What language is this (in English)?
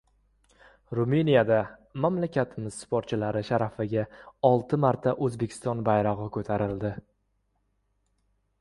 Uzbek